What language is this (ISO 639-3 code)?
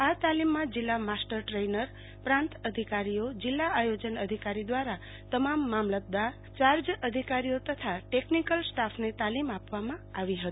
guj